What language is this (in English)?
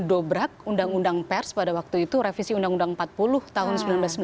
Indonesian